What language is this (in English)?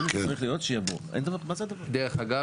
Hebrew